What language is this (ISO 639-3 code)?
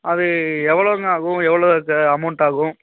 tam